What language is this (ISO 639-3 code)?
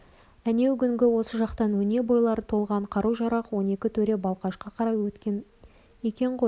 kaz